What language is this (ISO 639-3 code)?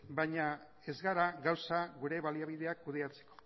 eus